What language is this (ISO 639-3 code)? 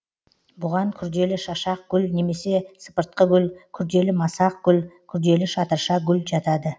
kaz